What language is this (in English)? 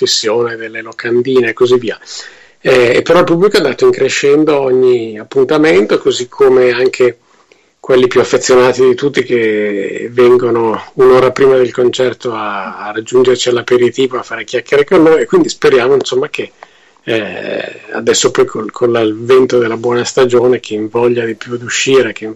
Italian